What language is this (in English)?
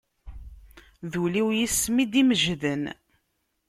Kabyle